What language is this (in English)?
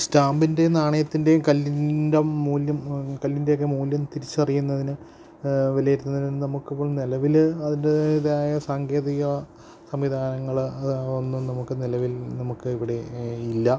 Malayalam